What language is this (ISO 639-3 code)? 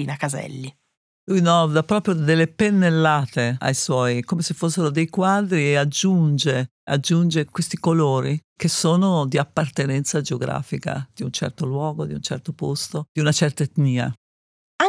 ita